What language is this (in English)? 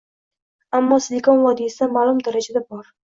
Uzbek